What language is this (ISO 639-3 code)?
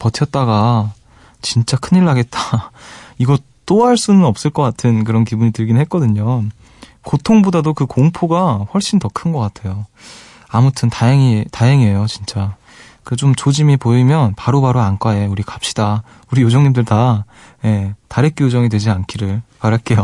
kor